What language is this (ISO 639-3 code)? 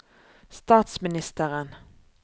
nor